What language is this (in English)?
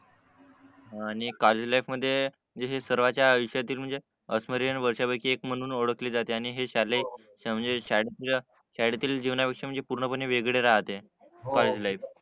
Marathi